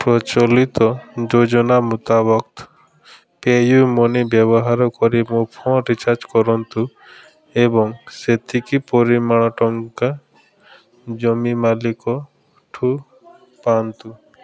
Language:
Odia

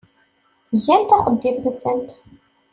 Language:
Kabyle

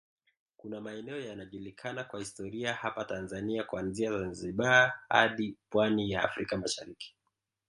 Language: Swahili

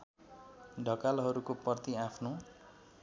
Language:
Nepali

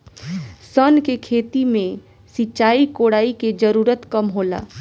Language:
Bhojpuri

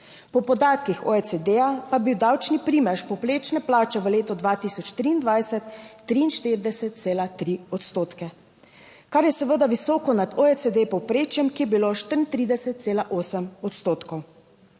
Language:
Slovenian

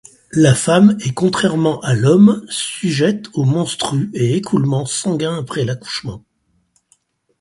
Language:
French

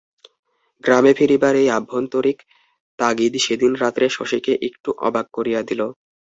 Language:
Bangla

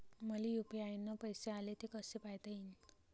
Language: Marathi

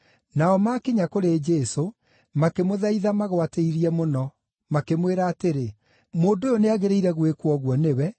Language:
Kikuyu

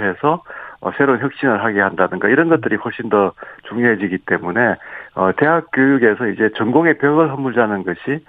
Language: Korean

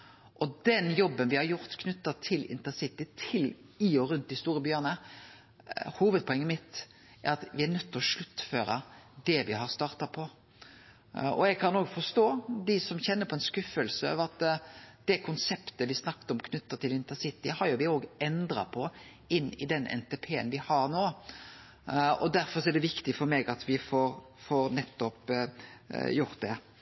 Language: Norwegian Nynorsk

